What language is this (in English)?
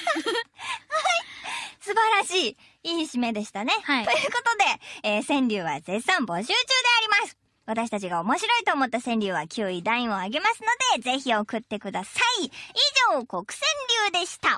Japanese